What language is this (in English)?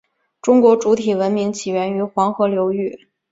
Chinese